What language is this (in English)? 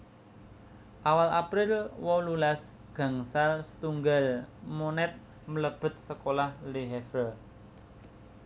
Javanese